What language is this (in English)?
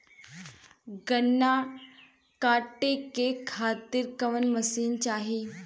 Bhojpuri